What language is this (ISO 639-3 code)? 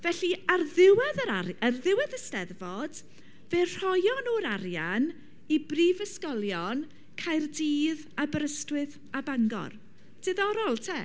cym